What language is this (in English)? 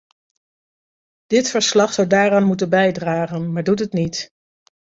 Dutch